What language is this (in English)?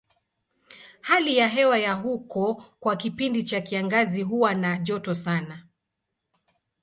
Swahili